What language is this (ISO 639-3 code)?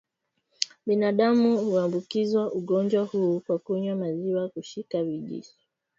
swa